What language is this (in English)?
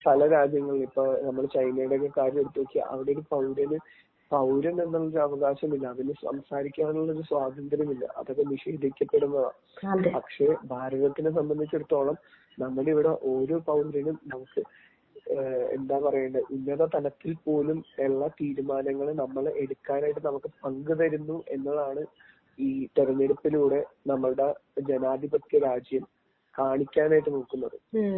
Malayalam